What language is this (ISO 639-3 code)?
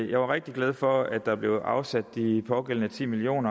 dan